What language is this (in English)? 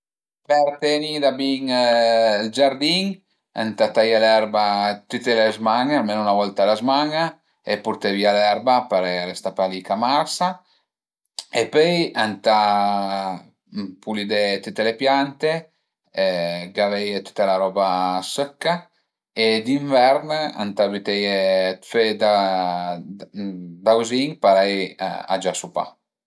Piedmontese